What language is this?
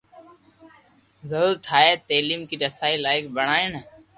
Loarki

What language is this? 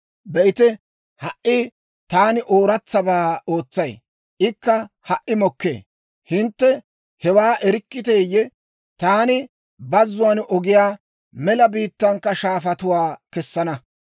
Dawro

